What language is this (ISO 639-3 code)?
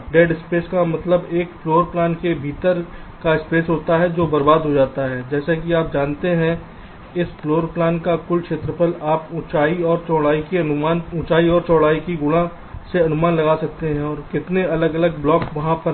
hin